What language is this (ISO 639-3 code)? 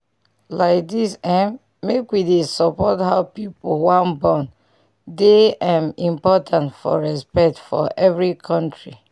pcm